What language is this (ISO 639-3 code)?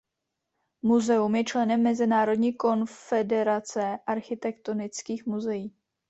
ces